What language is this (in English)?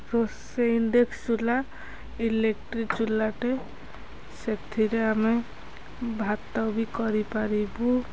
Odia